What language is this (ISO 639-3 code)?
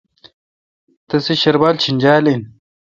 xka